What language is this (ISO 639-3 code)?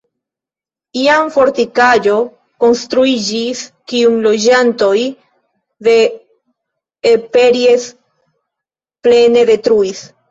epo